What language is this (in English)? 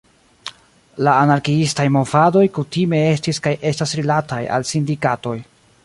Esperanto